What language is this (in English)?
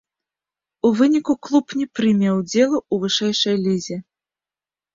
Belarusian